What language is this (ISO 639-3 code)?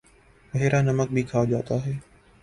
urd